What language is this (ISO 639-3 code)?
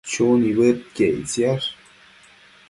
mcf